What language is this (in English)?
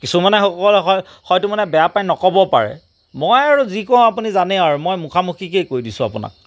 Assamese